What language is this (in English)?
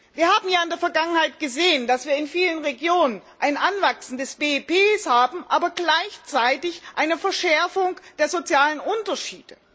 German